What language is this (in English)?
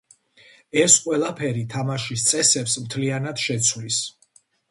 Georgian